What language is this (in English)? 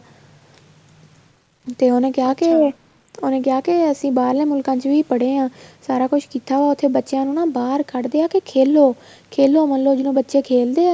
Punjabi